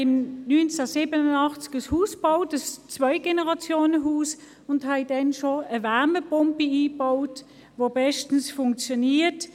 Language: Swiss German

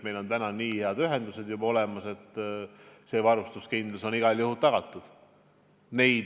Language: Estonian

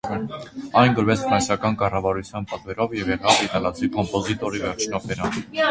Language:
Armenian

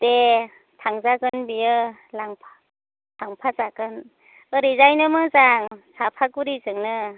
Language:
Bodo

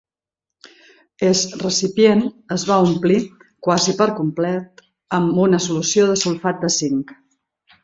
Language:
Catalan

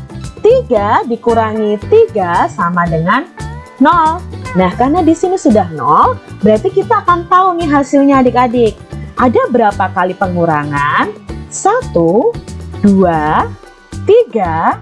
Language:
Indonesian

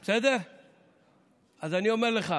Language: Hebrew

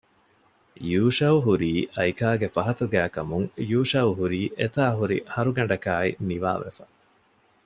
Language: Divehi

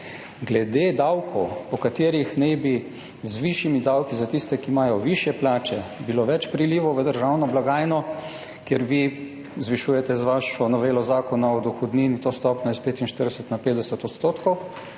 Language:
Slovenian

